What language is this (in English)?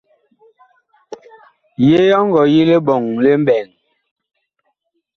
Bakoko